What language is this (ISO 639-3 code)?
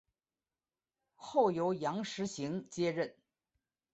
zho